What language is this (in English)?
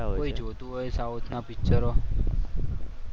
Gujarati